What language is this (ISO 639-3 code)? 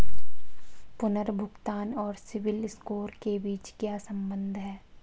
hin